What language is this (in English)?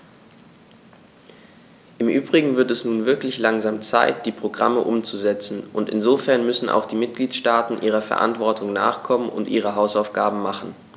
German